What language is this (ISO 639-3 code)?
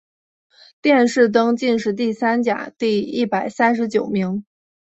zho